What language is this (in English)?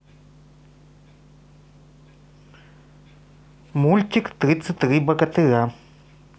Russian